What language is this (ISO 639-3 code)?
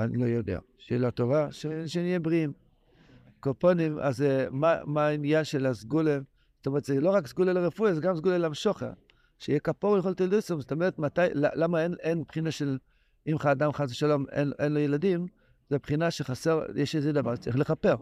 heb